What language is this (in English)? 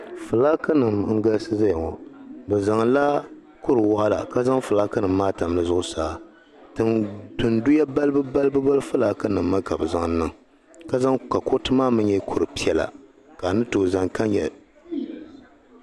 Dagbani